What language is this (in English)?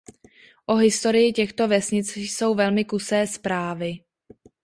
Czech